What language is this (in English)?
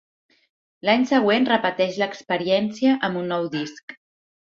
Catalan